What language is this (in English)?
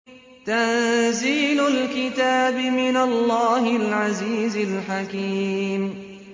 Arabic